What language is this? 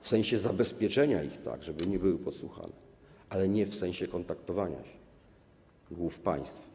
Polish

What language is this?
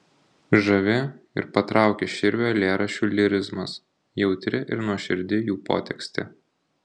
Lithuanian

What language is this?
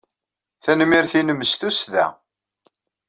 Kabyle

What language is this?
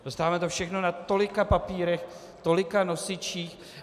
Czech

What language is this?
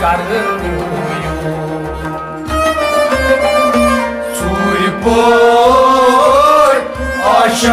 Romanian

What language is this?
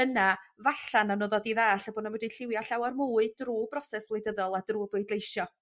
Welsh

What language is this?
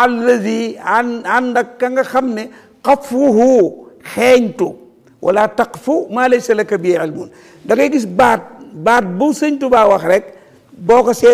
French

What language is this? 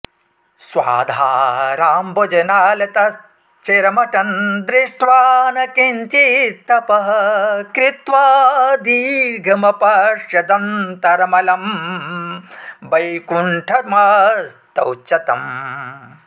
Sanskrit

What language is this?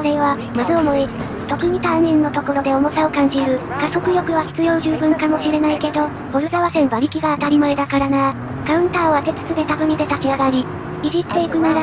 Japanese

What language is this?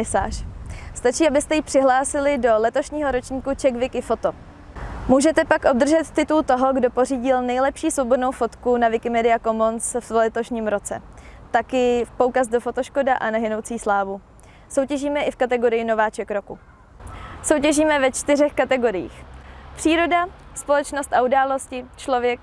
Czech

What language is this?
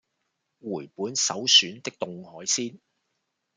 Cantonese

